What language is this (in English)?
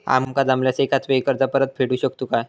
Marathi